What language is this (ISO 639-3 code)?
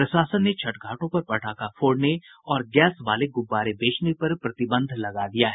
hin